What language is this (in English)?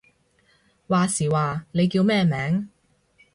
Cantonese